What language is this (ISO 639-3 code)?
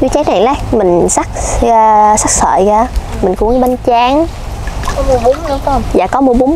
vie